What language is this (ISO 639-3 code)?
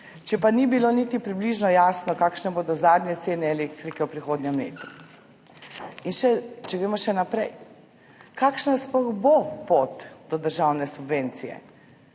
slv